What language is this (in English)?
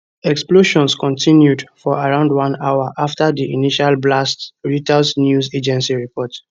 Nigerian Pidgin